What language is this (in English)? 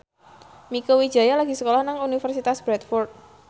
Javanese